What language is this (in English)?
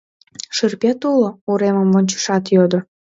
Mari